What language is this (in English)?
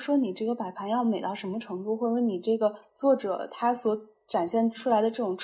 Chinese